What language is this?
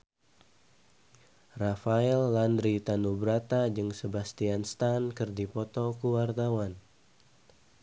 Sundanese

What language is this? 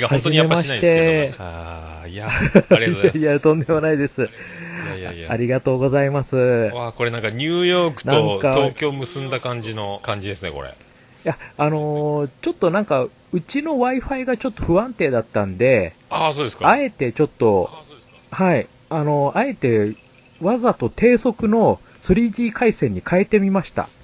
Japanese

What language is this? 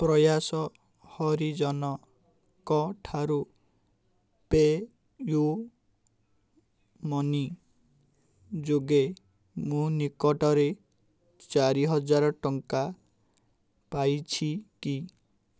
Odia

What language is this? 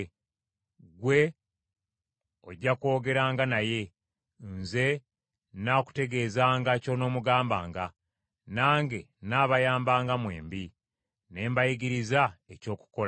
Ganda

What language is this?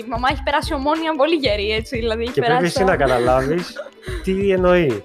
Greek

